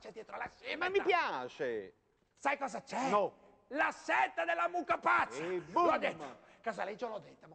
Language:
Italian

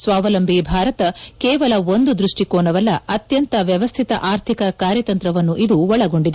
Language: Kannada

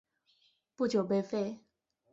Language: Chinese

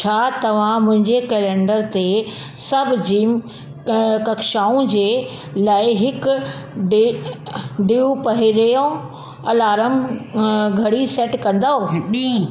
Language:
Sindhi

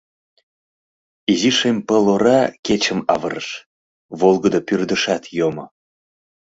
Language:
Mari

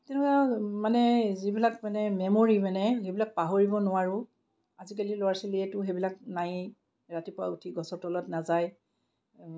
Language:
Assamese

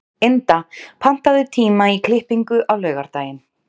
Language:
Icelandic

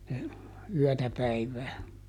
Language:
Finnish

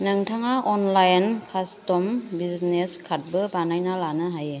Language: Bodo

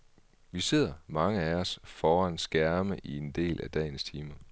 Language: Danish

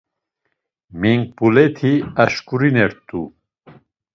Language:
Laz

